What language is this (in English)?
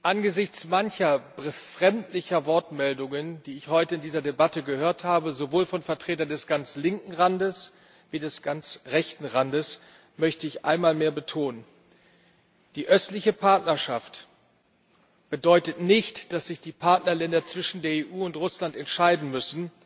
German